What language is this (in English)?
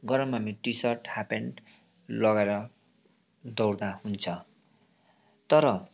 Nepali